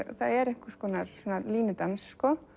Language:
Icelandic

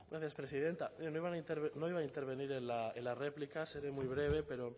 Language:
Spanish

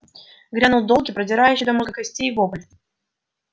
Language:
Russian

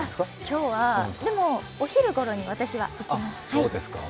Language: Japanese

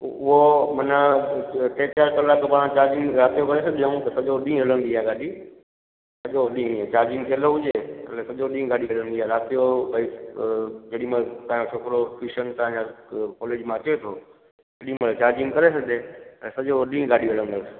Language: Sindhi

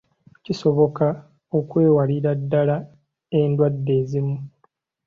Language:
Ganda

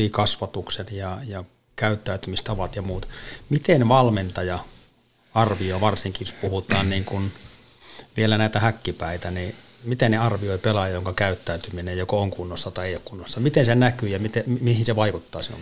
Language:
Finnish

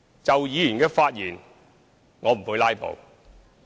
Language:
Cantonese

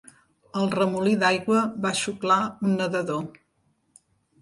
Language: Catalan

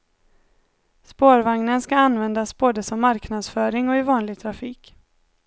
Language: Swedish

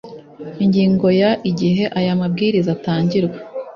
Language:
Kinyarwanda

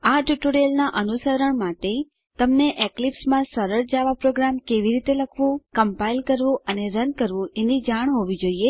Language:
Gujarati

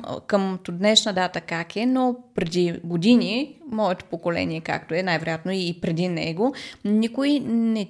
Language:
Bulgarian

